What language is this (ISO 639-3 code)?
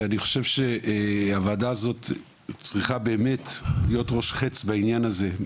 heb